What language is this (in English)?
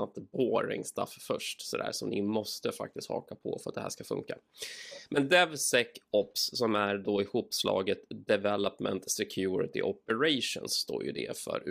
Swedish